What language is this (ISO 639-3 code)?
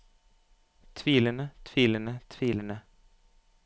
nor